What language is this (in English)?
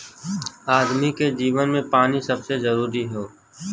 Bhojpuri